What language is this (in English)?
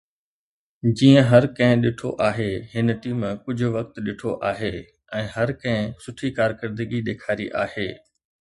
Sindhi